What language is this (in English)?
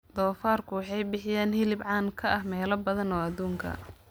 Somali